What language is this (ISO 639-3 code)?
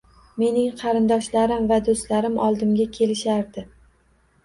uzb